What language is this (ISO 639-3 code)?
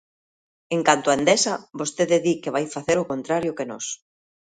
glg